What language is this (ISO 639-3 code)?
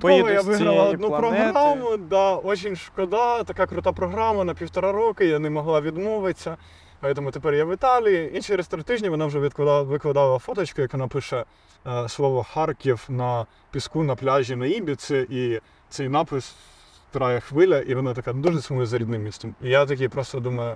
ukr